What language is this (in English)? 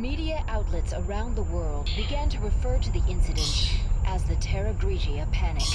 Indonesian